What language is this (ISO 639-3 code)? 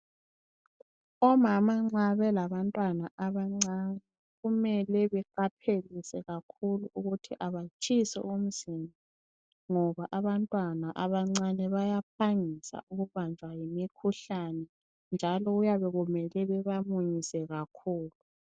nde